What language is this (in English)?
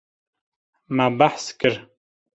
Kurdish